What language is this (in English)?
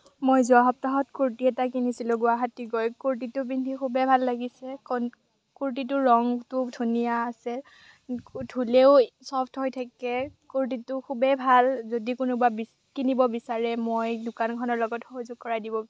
Assamese